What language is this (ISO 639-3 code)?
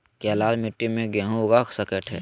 mag